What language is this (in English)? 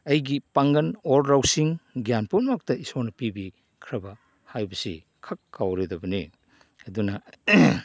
Manipuri